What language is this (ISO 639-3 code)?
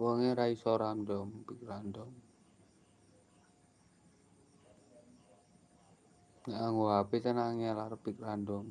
ind